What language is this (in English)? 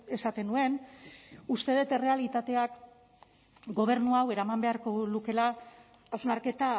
Basque